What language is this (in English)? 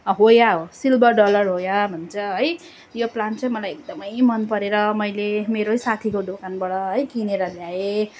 Nepali